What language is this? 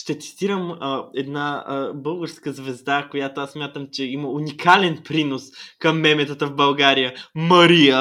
Bulgarian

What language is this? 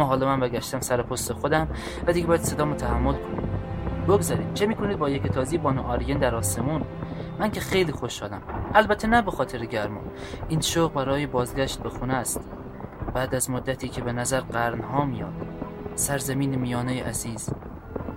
Persian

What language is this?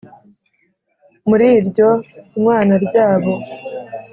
Kinyarwanda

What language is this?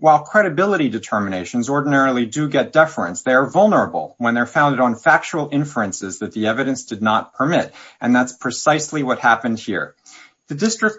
English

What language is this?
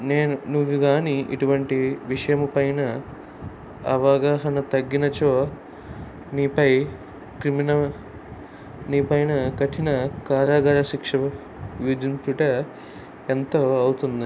Telugu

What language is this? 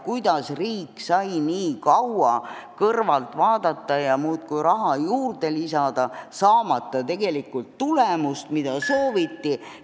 Estonian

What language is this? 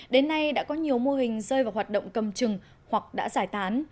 Vietnamese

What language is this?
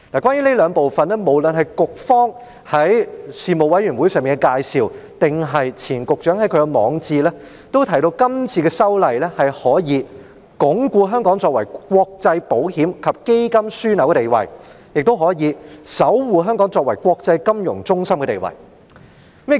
Cantonese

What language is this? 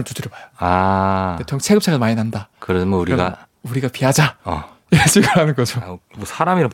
Korean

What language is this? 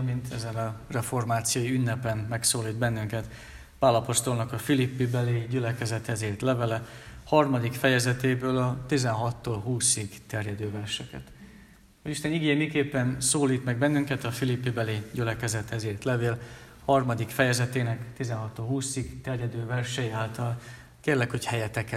Hungarian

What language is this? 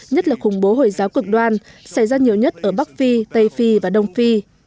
Vietnamese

